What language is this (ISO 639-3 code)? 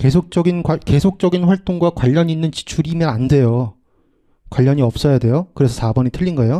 kor